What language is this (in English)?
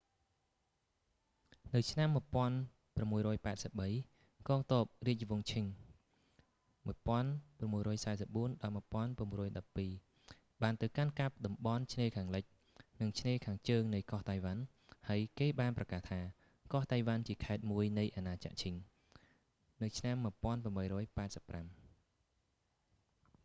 Khmer